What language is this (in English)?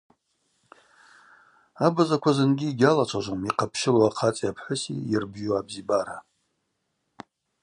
Abaza